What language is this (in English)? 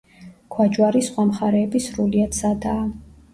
Georgian